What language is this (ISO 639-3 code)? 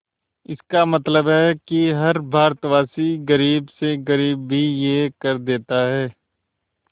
hin